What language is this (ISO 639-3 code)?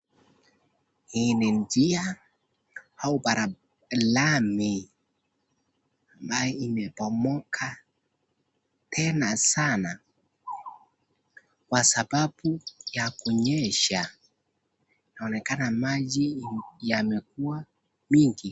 swa